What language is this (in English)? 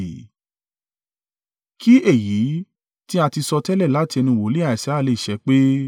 Yoruba